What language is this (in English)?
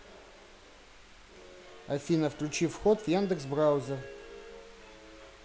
Russian